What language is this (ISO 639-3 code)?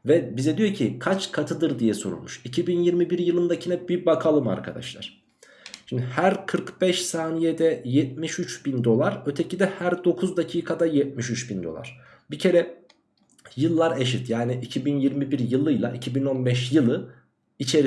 tur